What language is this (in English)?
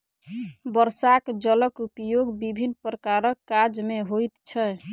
Maithili